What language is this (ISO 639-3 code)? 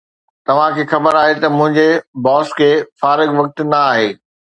snd